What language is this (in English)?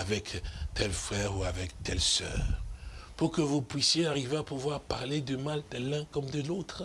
French